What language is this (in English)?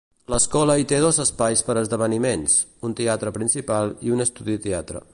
Catalan